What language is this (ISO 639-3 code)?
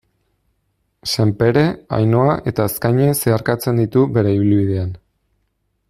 eus